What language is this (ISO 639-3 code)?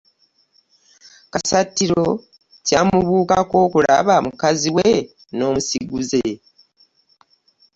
lug